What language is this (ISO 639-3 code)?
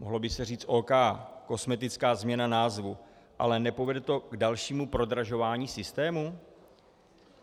ces